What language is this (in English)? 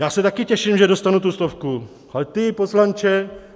Czech